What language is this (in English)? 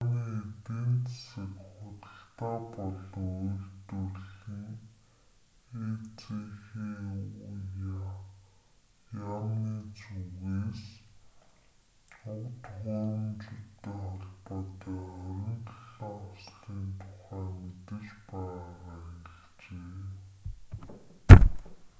Mongolian